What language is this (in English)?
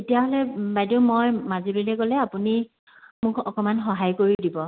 Assamese